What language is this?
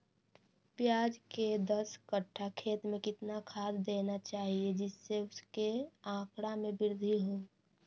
Magahi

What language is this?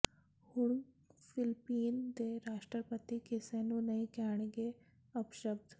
Punjabi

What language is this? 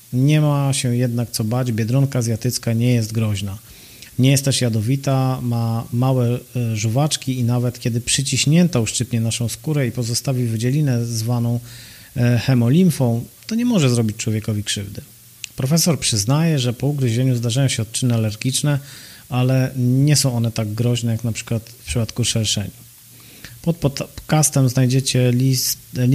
Polish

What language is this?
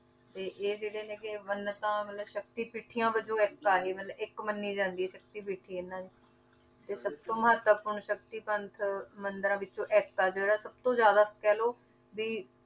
Punjabi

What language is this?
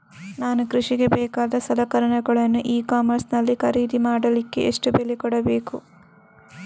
Kannada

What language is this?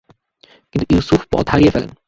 Bangla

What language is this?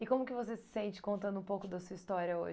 Portuguese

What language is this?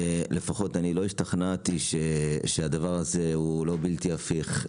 Hebrew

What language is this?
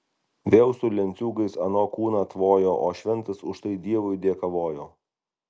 Lithuanian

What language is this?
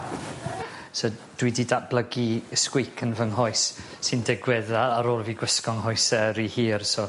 Welsh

